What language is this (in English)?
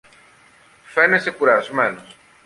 Greek